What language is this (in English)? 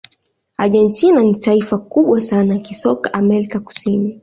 Swahili